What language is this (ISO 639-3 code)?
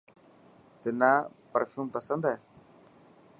mki